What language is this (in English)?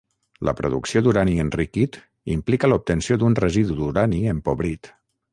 Catalan